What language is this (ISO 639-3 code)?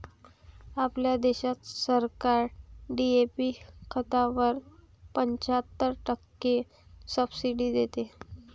mar